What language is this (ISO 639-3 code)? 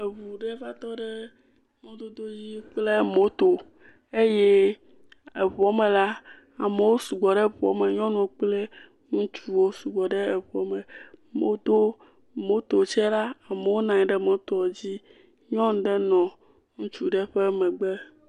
ewe